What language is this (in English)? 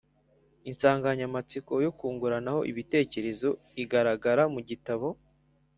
Kinyarwanda